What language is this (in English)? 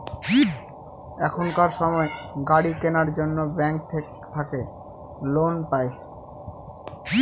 Bangla